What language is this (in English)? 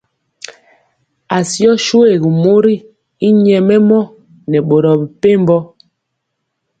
Mpiemo